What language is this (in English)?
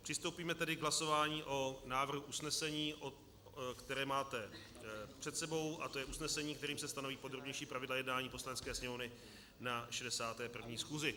Czech